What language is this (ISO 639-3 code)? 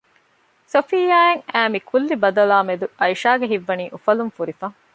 div